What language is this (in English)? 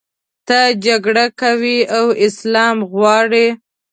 Pashto